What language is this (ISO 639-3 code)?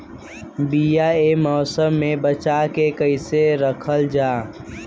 bho